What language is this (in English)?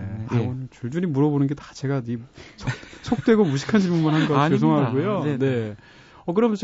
Korean